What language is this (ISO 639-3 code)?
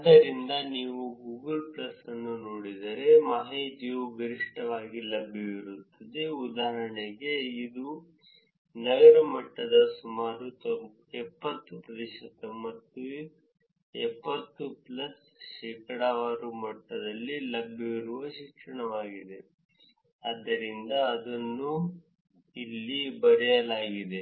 kan